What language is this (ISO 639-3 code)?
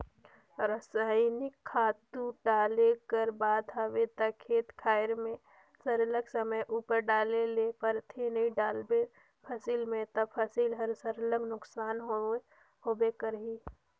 hne